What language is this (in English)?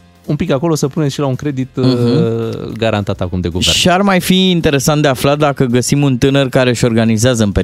Romanian